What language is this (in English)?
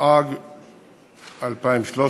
Hebrew